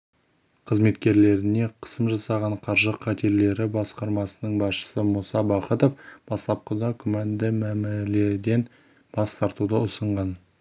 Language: Kazakh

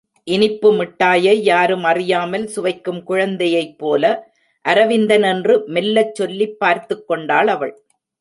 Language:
Tamil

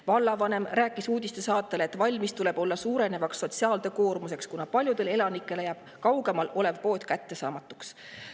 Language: Estonian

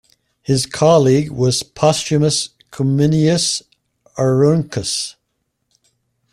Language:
English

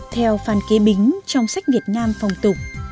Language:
Vietnamese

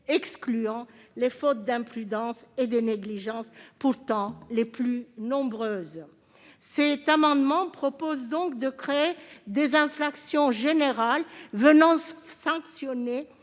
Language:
French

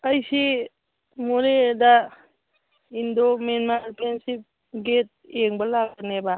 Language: Manipuri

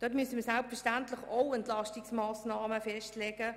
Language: Swiss German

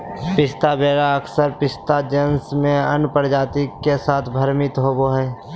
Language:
Magahi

